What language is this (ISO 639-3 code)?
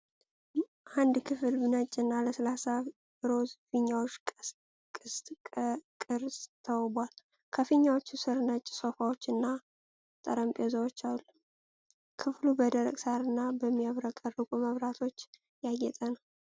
amh